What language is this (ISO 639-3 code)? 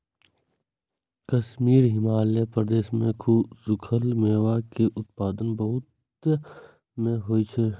mai